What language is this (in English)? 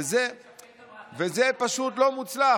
Hebrew